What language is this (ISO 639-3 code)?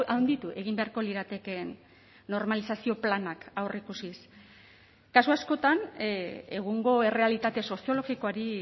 eus